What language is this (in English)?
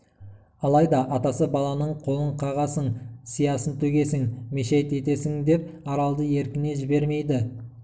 Kazakh